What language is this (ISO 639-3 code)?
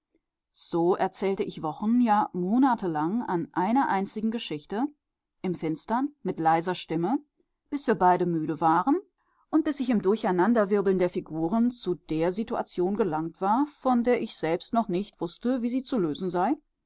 deu